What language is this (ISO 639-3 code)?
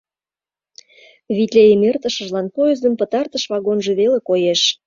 chm